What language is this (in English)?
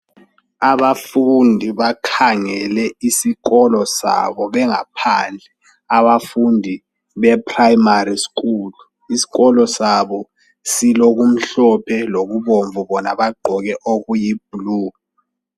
North Ndebele